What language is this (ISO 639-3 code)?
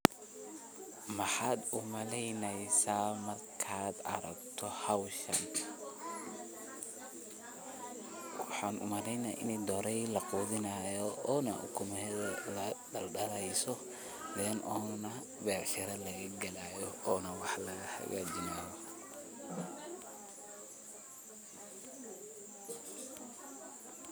som